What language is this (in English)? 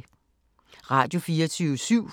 Danish